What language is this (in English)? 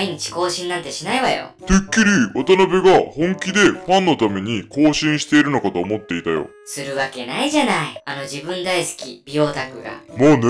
Japanese